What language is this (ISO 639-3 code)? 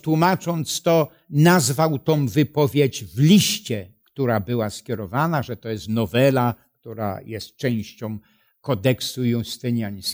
pol